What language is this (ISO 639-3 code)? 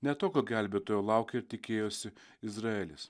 lit